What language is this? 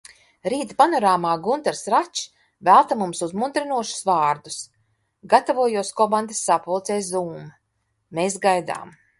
Latvian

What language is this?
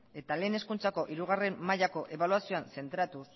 Basque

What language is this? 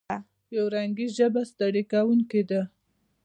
Pashto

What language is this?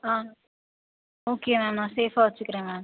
Tamil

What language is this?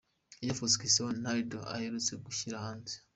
Kinyarwanda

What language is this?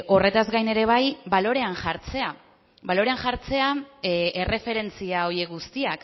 Basque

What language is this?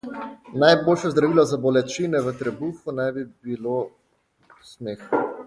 Slovenian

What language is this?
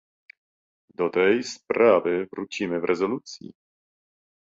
Polish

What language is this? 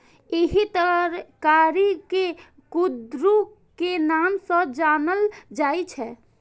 Maithili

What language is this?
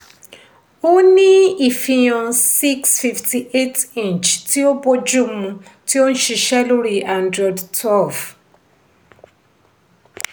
Yoruba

